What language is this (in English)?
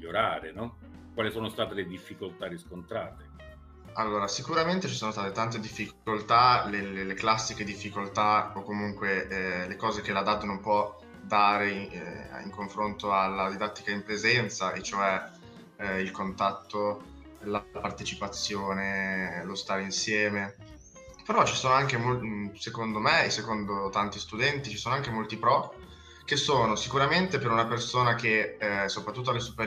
Italian